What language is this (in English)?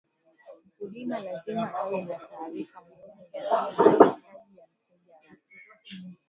Swahili